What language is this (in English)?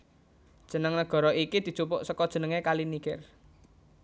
Javanese